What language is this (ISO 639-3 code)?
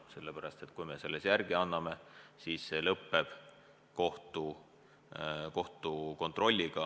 est